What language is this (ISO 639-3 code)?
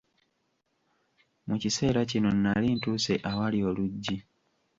lug